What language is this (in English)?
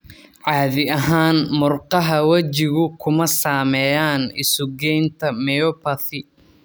Somali